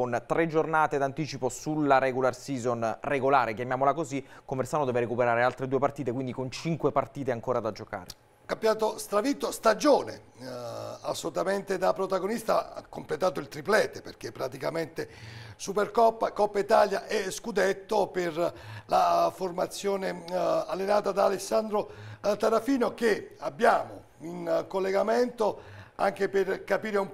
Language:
Italian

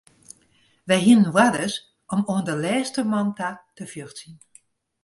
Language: Western Frisian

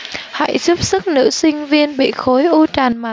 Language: Vietnamese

